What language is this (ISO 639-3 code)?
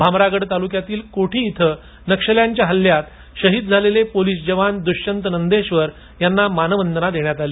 mar